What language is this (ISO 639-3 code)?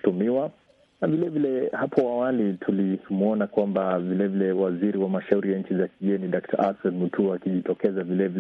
swa